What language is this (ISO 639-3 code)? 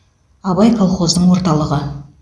kaz